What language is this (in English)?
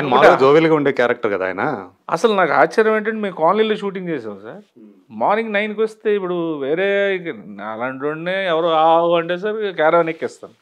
Telugu